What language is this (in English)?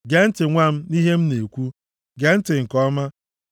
Igbo